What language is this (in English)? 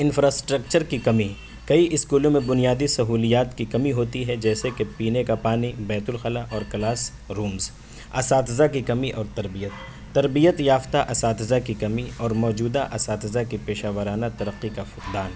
Urdu